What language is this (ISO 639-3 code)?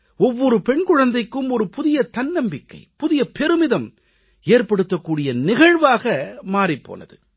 tam